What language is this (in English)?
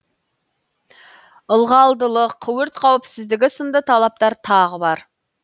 Kazakh